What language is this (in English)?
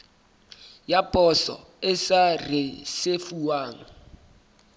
Southern Sotho